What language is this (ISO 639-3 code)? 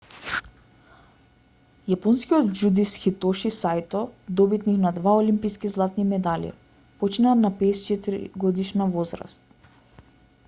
mkd